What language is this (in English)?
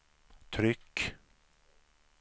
Swedish